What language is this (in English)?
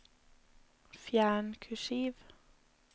Norwegian